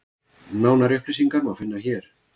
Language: Icelandic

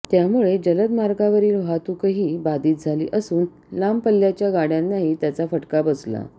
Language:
Marathi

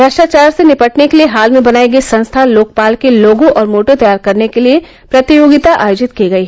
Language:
Hindi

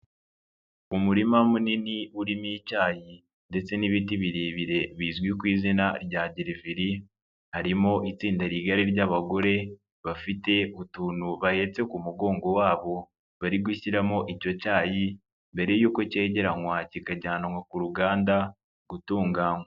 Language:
Kinyarwanda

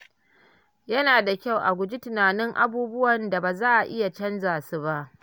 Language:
Hausa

